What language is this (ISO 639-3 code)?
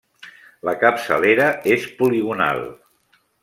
cat